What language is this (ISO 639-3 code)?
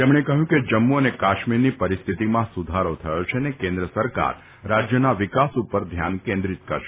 guj